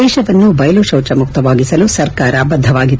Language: Kannada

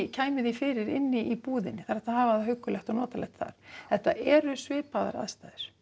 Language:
Icelandic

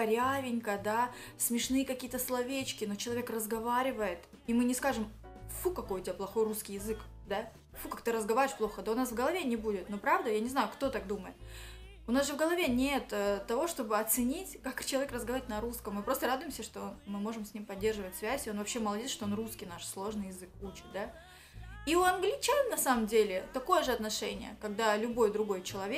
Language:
Russian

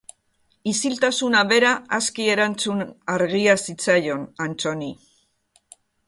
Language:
Basque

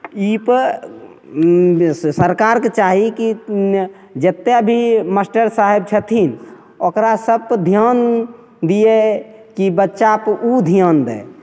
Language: Maithili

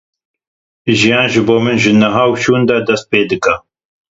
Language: Kurdish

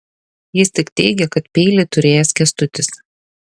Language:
Lithuanian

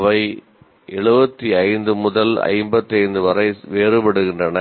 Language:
Tamil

